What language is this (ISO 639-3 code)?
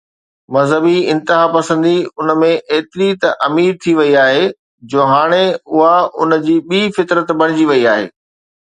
snd